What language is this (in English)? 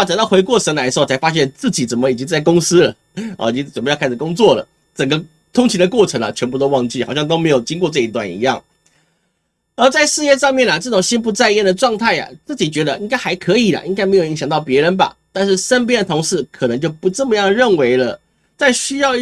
Chinese